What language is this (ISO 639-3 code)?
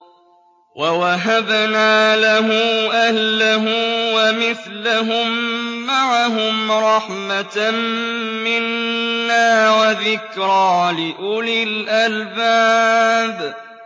ara